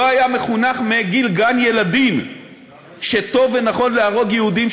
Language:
Hebrew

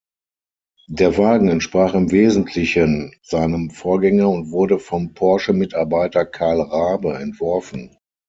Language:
German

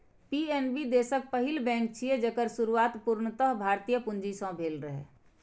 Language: Maithili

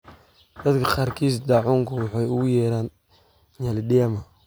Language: Somali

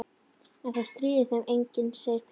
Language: Icelandic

